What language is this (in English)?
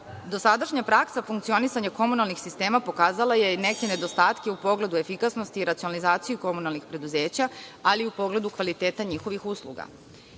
Serbian